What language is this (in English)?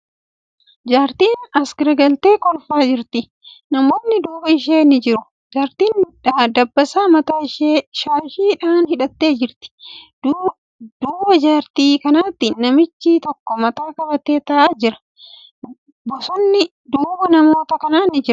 Oromo